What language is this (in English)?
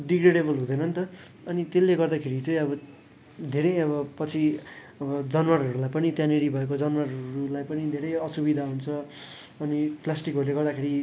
Nepali